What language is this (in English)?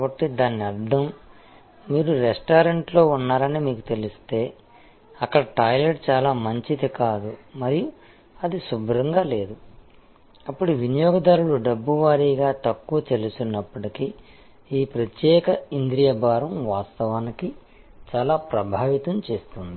Telugu